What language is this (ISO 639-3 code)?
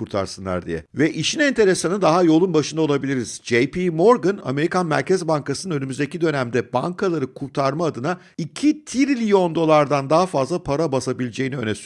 tur